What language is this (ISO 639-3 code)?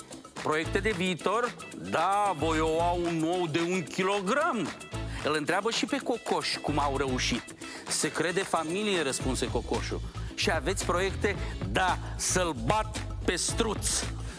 ron